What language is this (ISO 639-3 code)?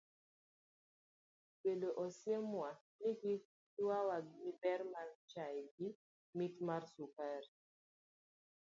luo